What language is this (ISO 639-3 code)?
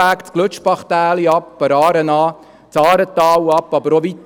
gsw